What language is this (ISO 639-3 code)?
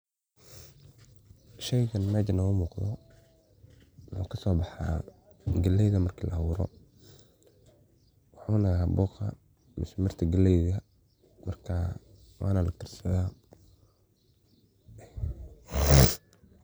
som